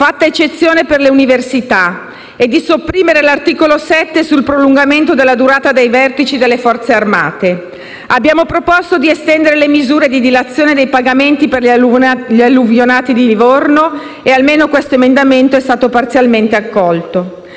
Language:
Italian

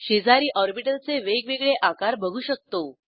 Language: Marathi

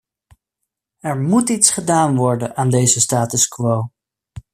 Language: Dutch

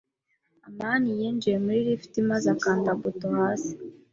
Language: Kinyarwanda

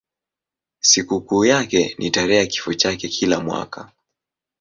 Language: Swahili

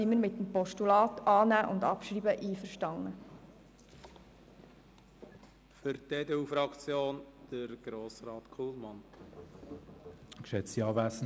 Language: Swiss German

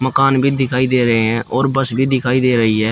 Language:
Hindi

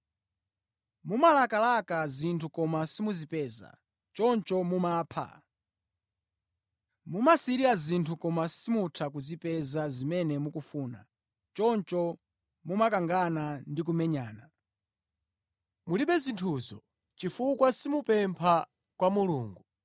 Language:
Nyanja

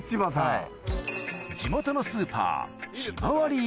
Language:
Japanese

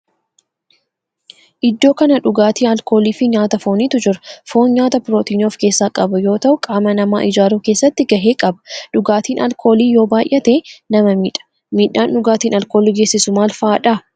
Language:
Oromo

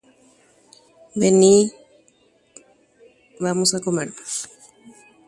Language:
Guarani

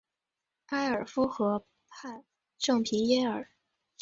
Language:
Chinese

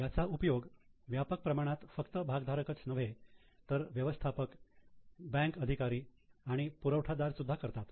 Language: Marathi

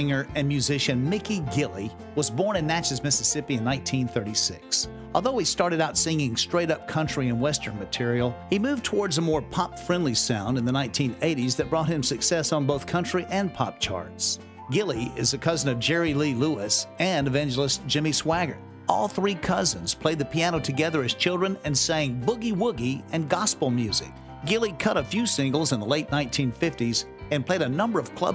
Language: English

